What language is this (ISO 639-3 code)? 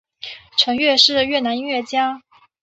zho